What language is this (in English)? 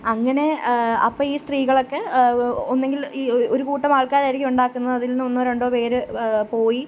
Malayalam